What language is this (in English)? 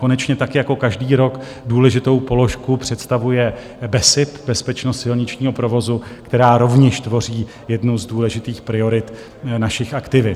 Czech